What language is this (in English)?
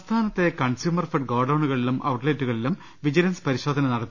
Malayalam